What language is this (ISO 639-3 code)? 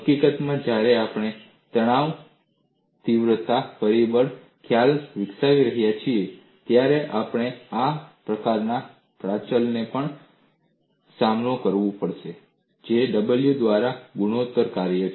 guj